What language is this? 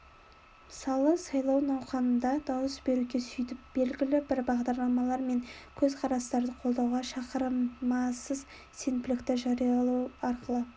Kazakh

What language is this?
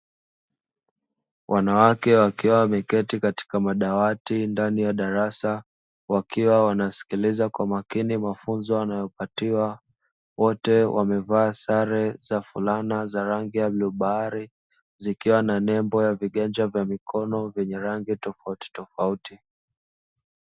Swahili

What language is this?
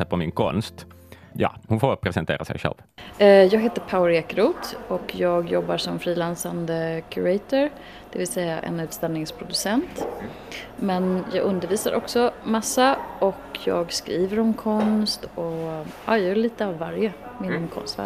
Swedish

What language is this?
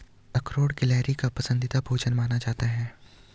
Hindi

